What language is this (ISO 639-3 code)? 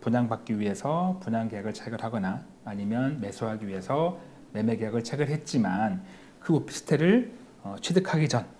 kor